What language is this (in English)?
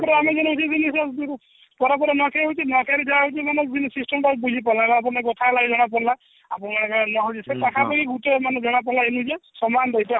Odia